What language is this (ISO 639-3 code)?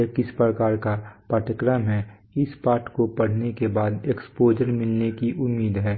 hin